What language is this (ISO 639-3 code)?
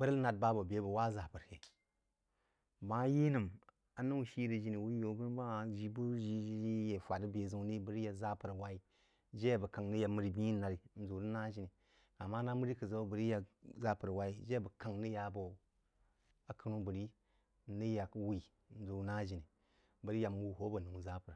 juo